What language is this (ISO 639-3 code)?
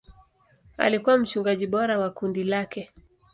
swa